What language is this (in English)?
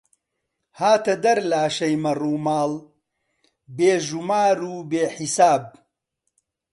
Central Kurdish